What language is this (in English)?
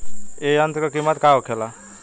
Bhojpuri